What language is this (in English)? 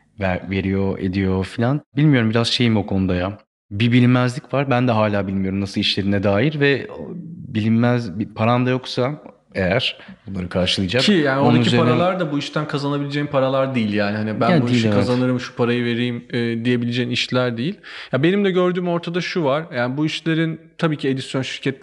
Turkish